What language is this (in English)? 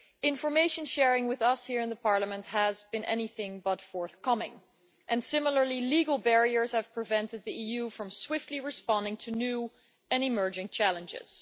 English